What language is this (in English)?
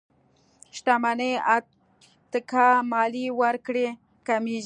Pashto